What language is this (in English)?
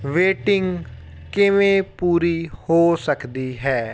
Punjabi